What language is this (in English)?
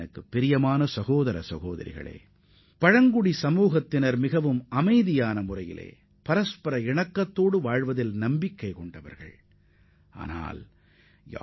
Tamil